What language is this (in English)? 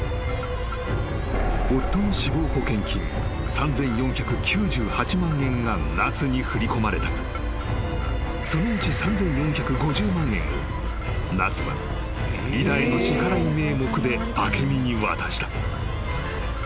Japanese